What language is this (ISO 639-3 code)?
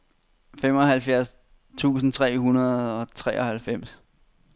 dan